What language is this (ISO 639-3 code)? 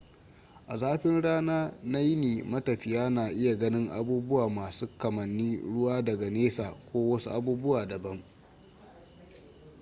hau